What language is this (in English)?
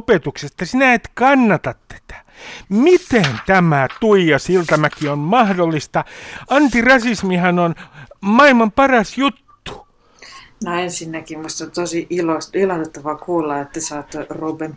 Finnish